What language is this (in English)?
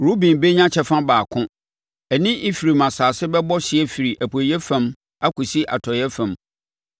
Akan